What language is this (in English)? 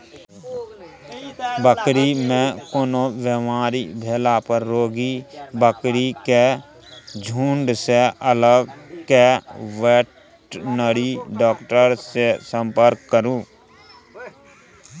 Maithili